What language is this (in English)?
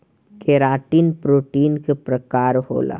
Bhojpuri